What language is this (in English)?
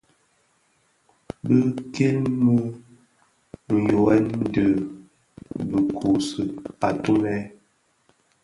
Bafia